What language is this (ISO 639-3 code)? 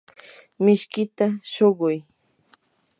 qur